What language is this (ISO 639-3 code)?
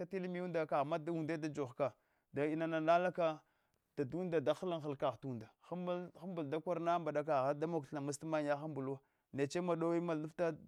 hwo